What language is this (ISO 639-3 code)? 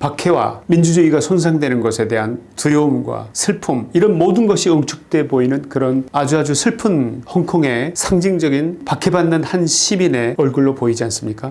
kor